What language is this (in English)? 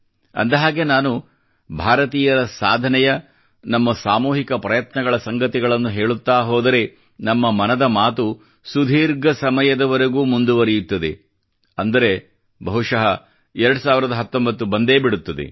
Kannada